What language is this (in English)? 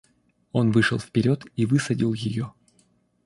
Russian